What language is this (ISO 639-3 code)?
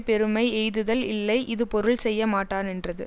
tam